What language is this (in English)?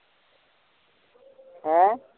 Punjabi